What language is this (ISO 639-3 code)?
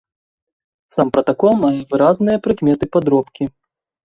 bel